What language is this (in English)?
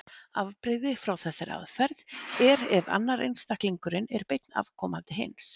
Icelandic